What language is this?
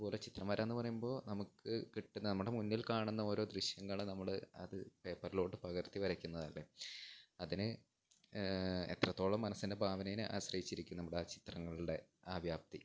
Malayalam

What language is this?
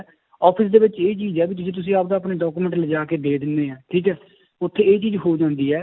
Punjabi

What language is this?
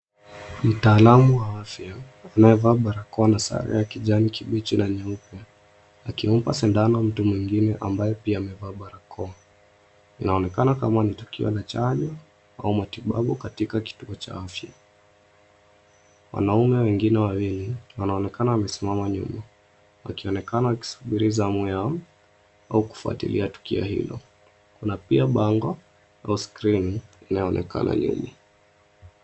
Swahili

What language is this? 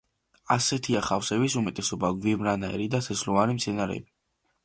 Georgian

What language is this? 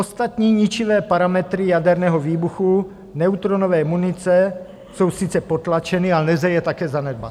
Czech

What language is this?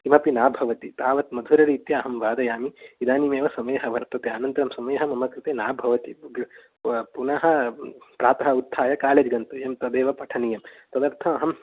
Sanskrit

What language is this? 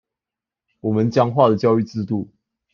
Chinese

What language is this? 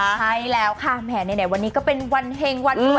Thai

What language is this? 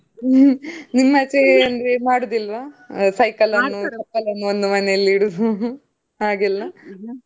Kannada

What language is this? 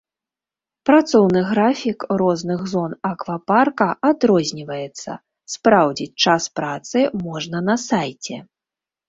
Belarusian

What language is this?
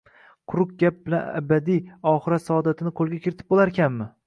Uzbek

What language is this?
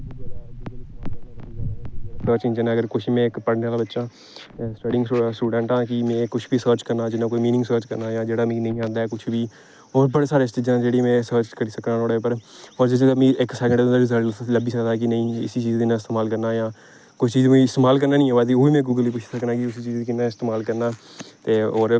Dogri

